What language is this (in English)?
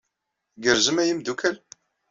Kabyle